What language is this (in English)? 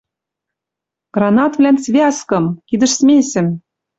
Western Mari